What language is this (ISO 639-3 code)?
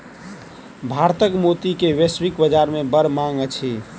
mai